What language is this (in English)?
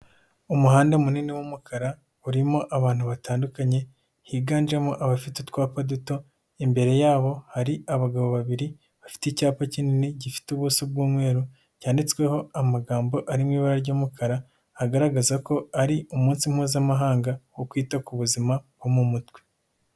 Kinyarwanda